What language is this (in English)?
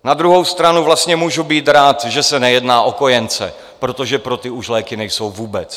Czech